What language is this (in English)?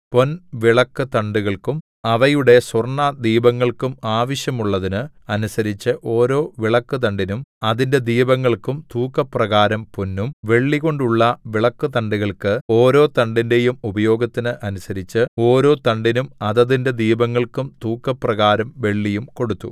Malayalam